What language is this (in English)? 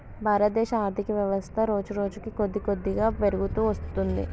Telugu